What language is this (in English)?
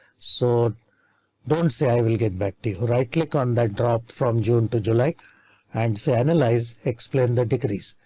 English